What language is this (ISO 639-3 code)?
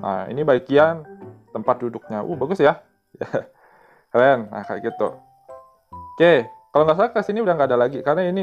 ind